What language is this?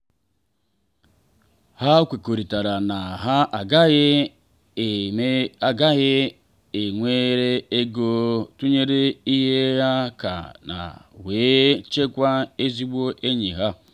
Igbo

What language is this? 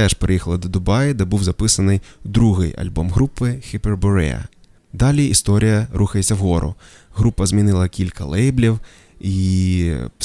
Ukrainian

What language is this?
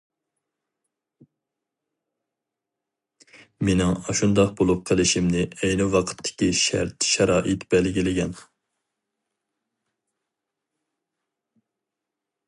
Uyghur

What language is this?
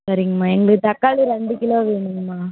Tamil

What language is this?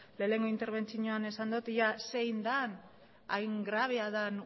Basque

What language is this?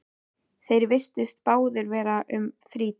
Icelandic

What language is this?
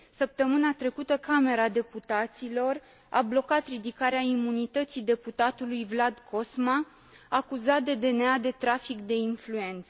Romanian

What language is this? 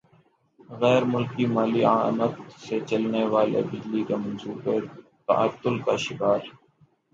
Urdu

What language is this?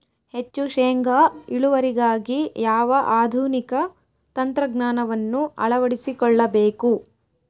Kannada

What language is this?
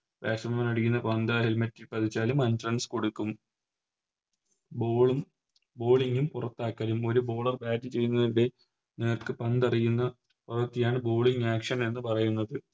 Malayalam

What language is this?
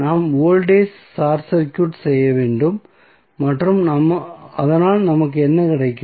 Tamil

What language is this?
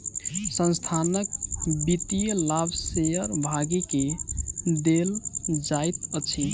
Maithili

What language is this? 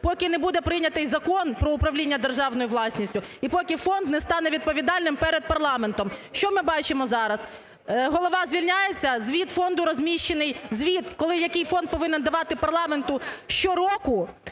Ukrainian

